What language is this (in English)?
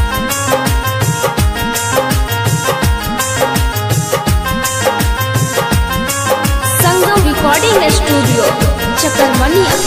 Thai